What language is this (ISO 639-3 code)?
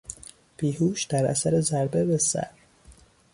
fas